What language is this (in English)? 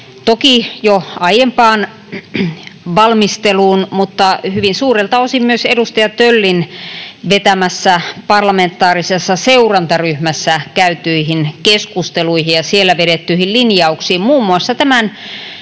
Finnish